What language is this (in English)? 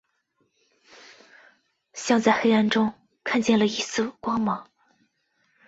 Chinese